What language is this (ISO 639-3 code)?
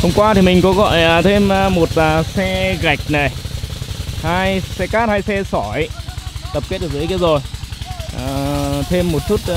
vie